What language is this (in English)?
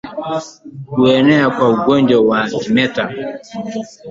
Swahili